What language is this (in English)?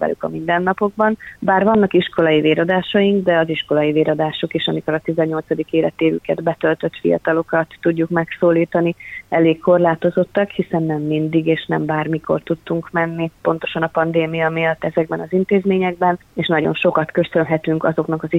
Hungarian